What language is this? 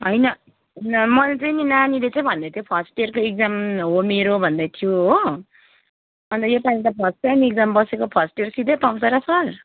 Nepali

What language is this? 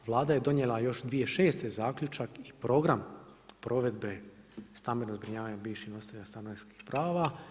Croatian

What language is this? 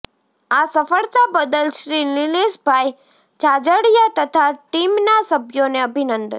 Gujarati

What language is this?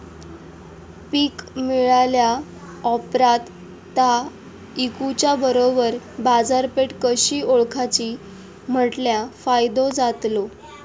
Marathi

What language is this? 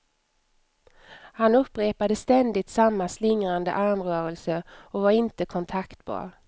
Swedish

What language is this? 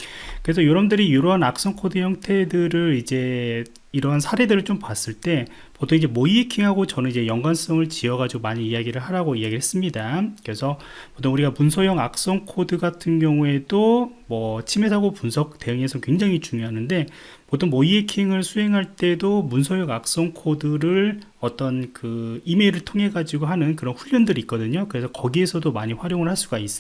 Korean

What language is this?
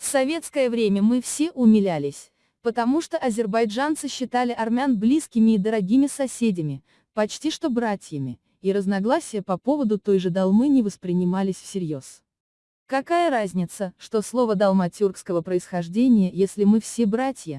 Russian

